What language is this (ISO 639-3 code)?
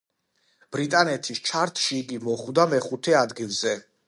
kat